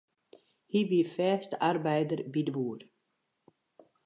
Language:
Western Frisian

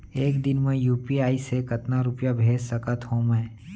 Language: Chhattisgarhi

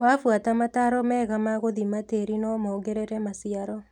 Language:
Kikuyu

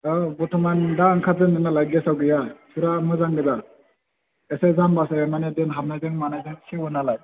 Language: Bodo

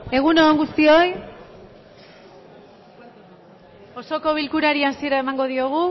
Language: Basque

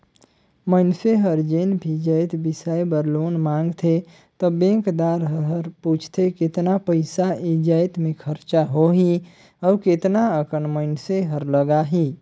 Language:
Chhattisgarhi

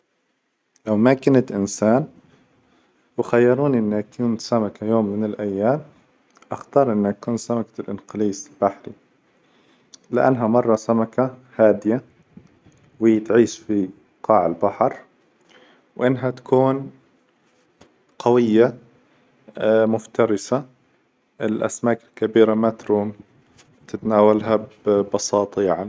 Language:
Hijazi Arabic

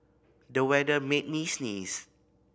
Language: English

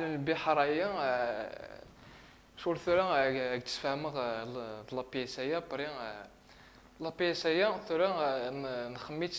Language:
Arabic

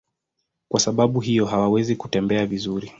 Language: Swahili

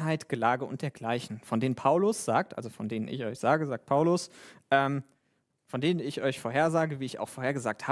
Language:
German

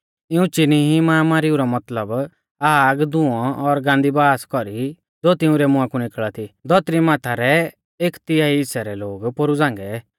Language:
Mahasu Pahari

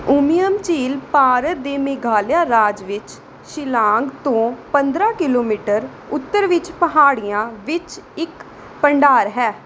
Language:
Punjabi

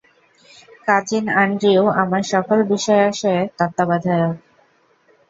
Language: Bangla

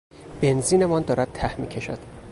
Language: Persian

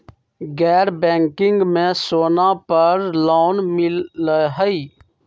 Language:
Magahi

